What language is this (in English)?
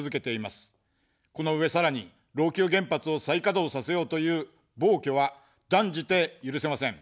Japanese